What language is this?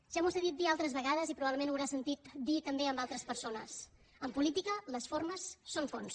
Catalan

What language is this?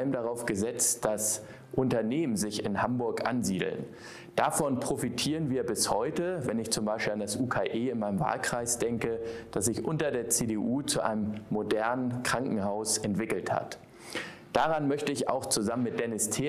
German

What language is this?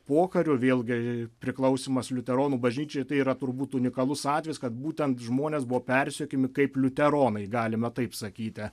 Lithuanian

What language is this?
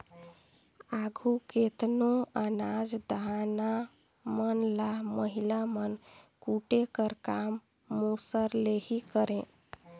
Chhattisgarhi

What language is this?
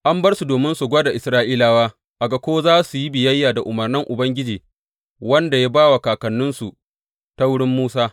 Hausa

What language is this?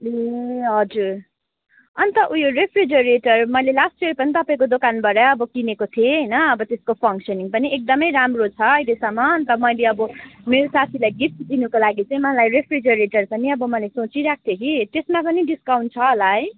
Nepali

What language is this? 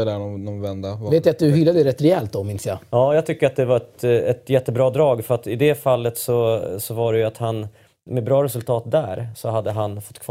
Swedish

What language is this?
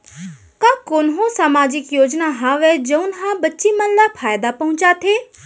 Chhattisgarhi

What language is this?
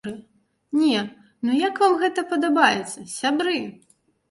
Belarusian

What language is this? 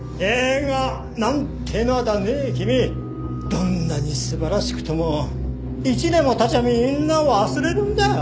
Japanese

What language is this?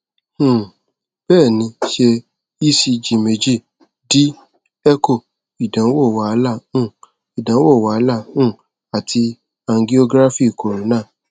Yoruba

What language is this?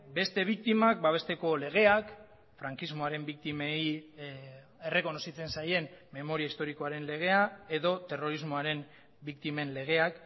Basque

